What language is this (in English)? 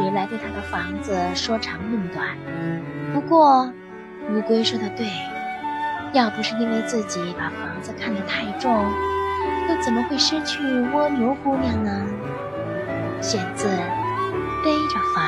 Chinese